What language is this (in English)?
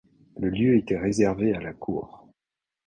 French